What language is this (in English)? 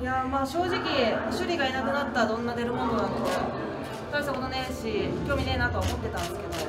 Japanese